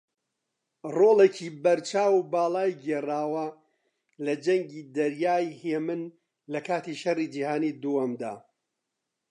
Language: Central Kurdish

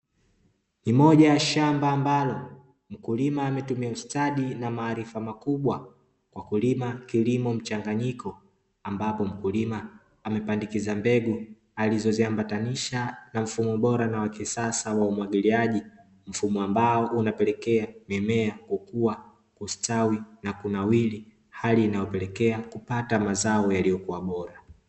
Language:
Swahili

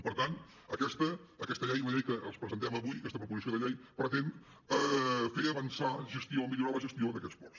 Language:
Catalan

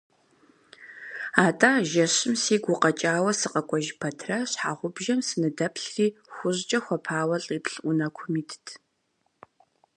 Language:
Kabardian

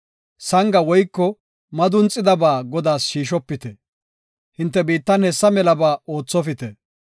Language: Gofa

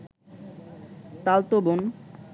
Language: Bangla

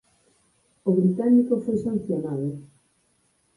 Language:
Galician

